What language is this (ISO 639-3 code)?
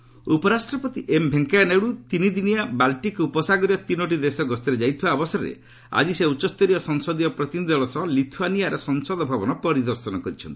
ori